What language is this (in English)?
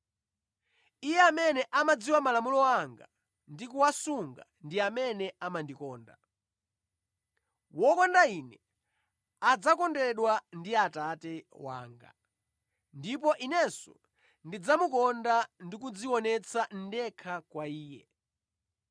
Nyanja